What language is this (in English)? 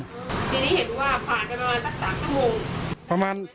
Thai